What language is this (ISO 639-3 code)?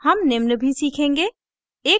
hin